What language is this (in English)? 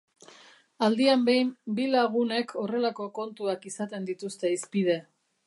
Basque